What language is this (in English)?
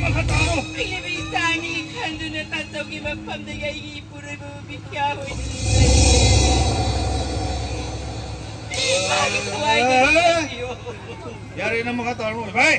Arabic